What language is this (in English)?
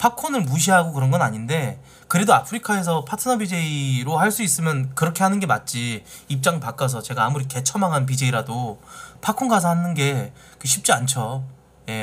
Korean